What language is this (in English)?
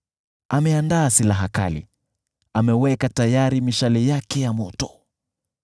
Swahili